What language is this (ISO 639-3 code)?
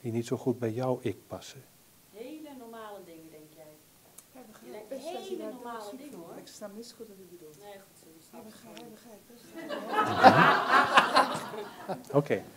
nld